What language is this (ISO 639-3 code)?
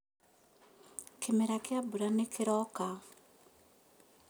kik